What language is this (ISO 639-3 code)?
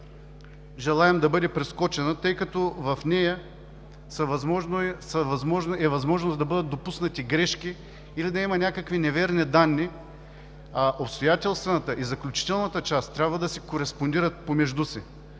bul